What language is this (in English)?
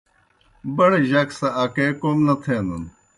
Kohistani Shina